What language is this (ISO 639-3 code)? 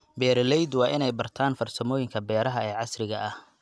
som